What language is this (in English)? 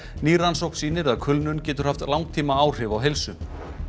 Icelandic